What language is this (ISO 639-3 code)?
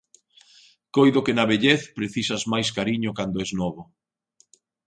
glg